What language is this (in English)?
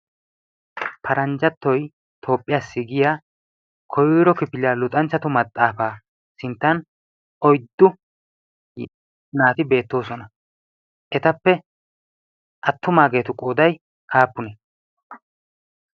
Wolaytta